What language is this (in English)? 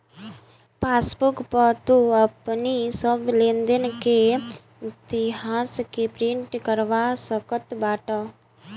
Bhojpuri